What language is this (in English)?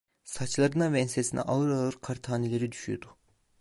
Turkish